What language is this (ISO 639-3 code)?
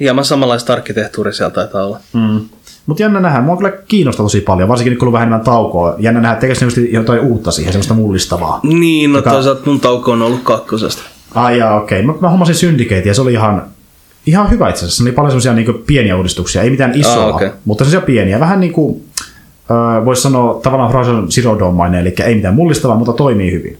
fin